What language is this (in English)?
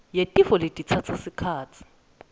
Swati